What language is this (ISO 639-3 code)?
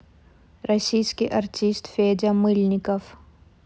rus